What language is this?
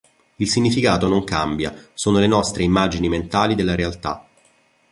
Italian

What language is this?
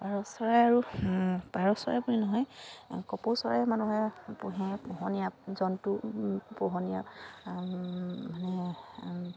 Assamese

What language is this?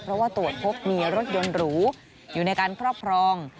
Thai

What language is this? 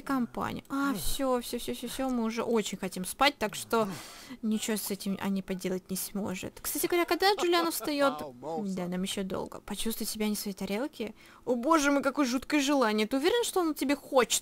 Russian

